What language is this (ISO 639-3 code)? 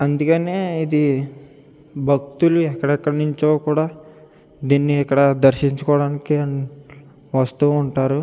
tel